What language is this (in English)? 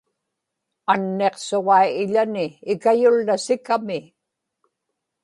Inupiaq